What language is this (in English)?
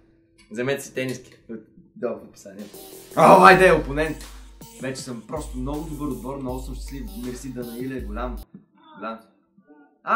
Bulgarian